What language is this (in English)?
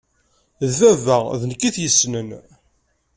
Kabyle